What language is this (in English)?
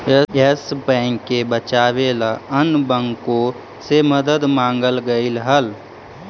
Magahi